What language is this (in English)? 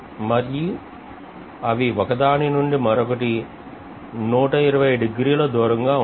Telugu